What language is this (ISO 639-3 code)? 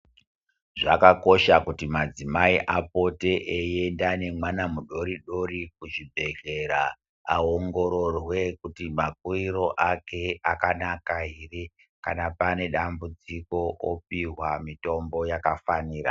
ndc